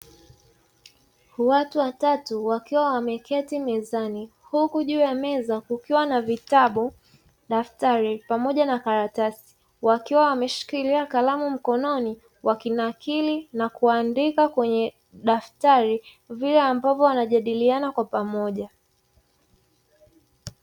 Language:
Swahili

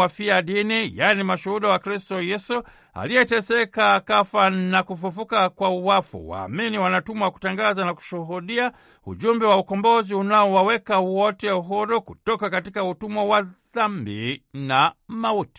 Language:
Swahili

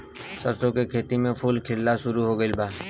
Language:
Bhojpuri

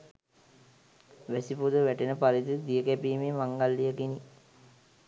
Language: Sinhala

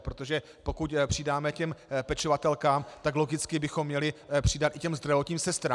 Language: Czech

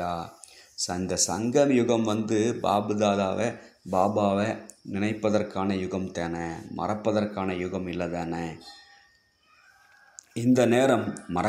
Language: Tamil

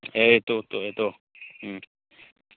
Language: Manipuri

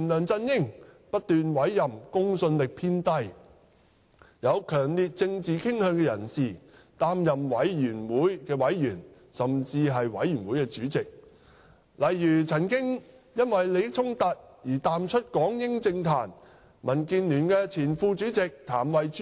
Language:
Cantonese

